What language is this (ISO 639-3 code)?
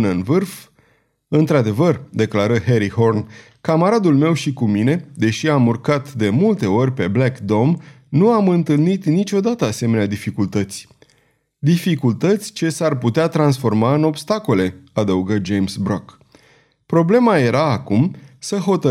ron